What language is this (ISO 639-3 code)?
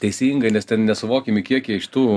lit